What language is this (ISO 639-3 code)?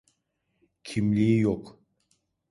tur